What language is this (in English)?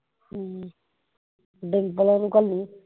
Punjabi